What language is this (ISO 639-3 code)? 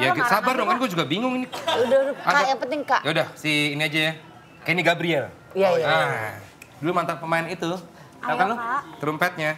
ind